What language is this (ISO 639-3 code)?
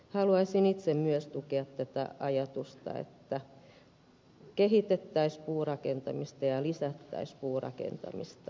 fin